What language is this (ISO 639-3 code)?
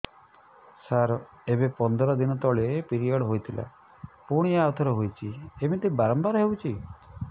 ori